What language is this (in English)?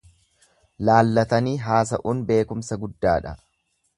Oromo